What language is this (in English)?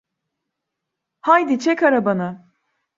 Turkish